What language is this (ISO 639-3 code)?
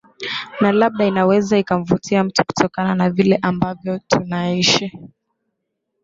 swa